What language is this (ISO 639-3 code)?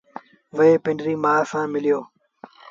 sbn